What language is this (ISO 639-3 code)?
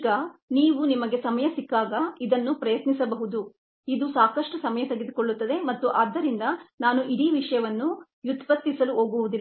kan